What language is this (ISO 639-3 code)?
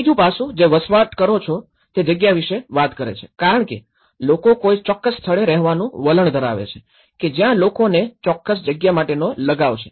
guj